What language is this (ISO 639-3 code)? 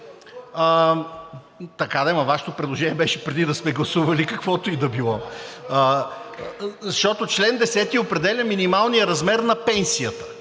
bul